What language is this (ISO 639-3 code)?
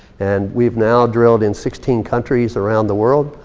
eng